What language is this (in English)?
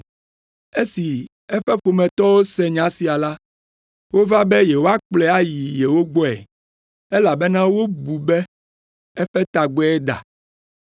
Ewe